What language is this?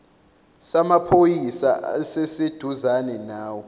Zulu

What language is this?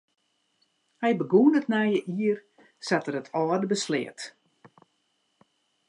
Western Frisian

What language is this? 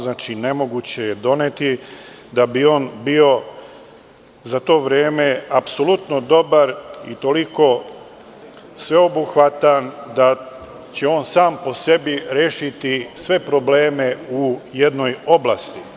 Serbian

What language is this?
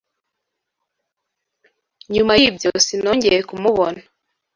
Kinyarwanda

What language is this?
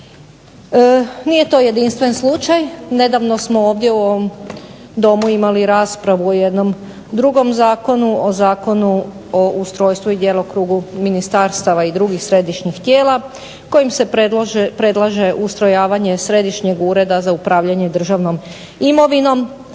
Croatian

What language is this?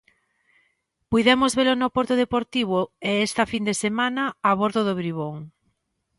Galician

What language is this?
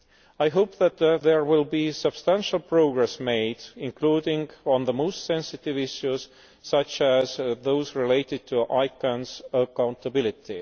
English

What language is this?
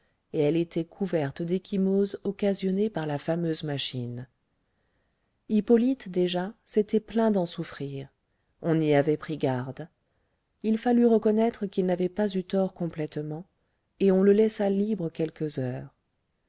French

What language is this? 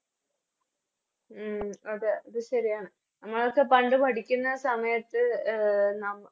Malayalam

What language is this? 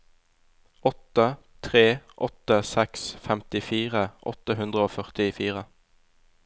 Norwegian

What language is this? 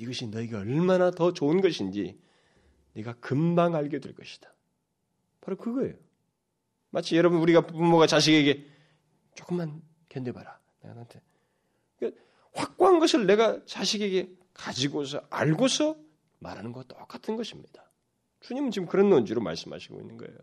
Korean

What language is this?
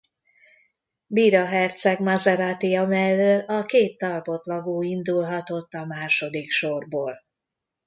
Hungarian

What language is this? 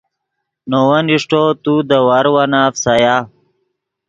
Yidgha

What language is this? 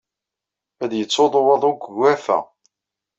Kabyle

